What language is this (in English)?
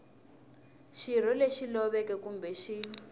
Tsonga